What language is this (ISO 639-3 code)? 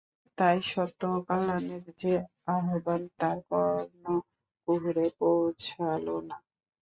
ben